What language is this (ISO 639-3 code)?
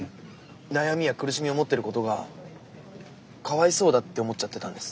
jpn